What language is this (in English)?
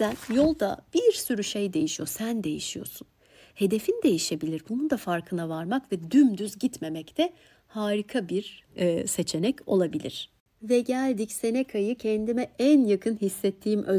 Turkish